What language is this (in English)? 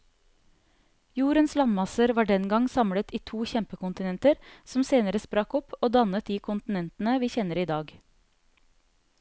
Norwegian